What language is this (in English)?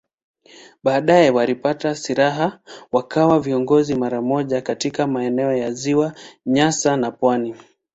Swahili